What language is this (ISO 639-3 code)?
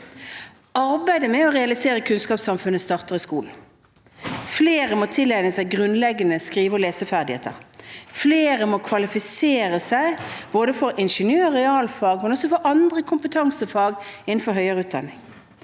nor